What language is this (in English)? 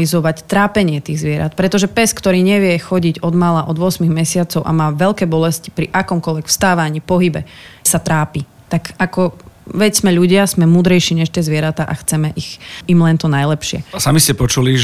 Slovak